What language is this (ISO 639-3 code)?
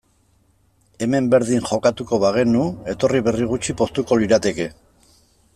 eus